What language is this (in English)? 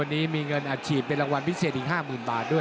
Thai